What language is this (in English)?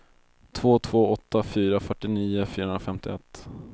Swedish